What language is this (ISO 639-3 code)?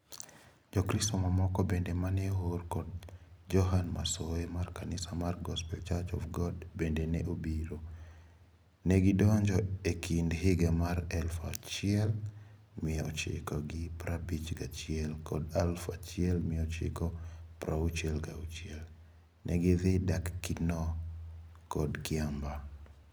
luo